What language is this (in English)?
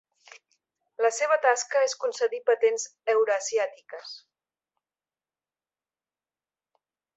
Catalan